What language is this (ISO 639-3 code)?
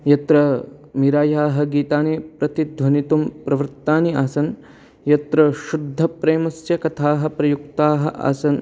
san